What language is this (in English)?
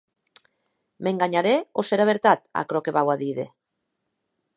Occitan